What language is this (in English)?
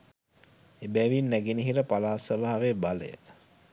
Sinhala